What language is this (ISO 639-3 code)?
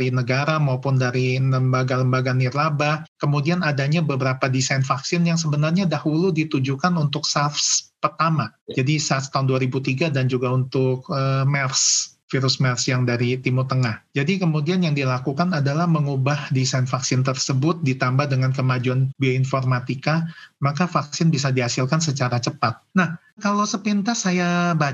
ind